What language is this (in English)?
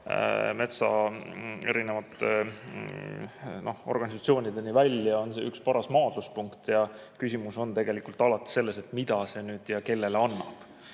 Estonian